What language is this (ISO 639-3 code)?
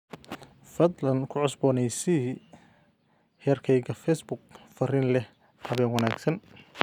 som